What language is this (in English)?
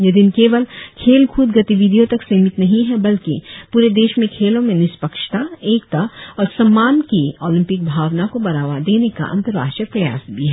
Hindi